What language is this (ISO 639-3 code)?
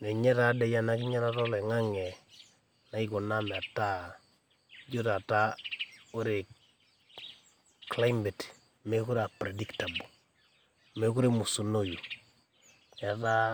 mas